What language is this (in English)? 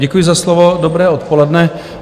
Czech